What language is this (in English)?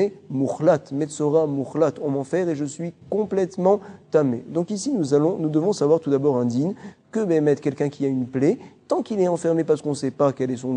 French